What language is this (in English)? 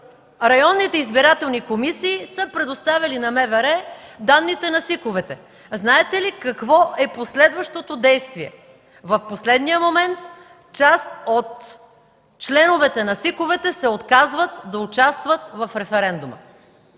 Bulgarian